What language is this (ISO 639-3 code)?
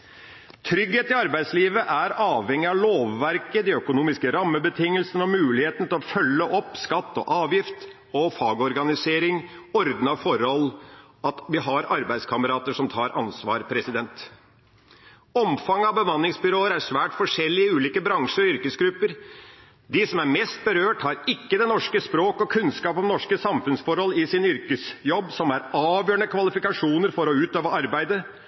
nob